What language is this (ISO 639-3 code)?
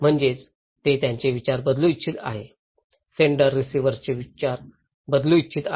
mar